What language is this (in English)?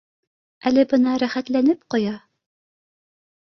Bashkir